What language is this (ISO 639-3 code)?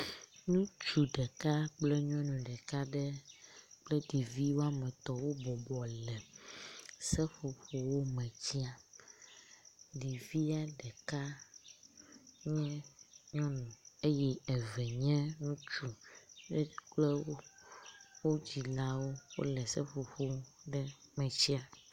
ewe